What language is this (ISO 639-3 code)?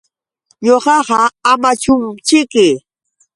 qux